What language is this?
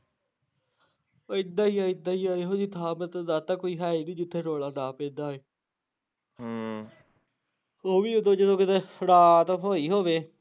Punjabi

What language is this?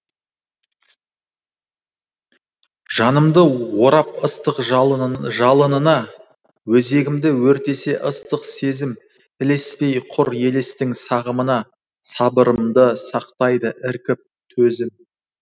Kazakh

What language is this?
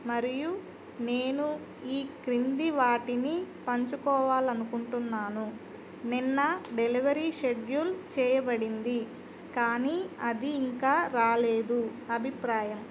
Telugu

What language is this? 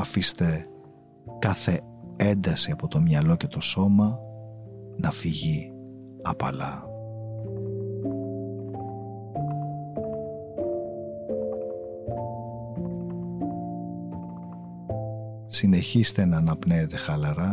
Greek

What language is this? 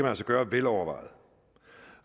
Danish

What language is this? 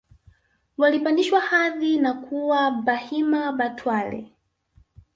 Swahili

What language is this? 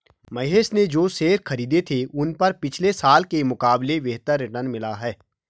Hindi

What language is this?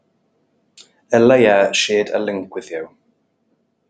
English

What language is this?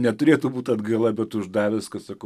Lithuanian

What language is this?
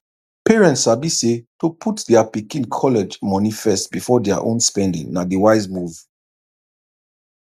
Nigerian Pidgin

